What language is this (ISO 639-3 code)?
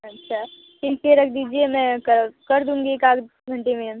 hin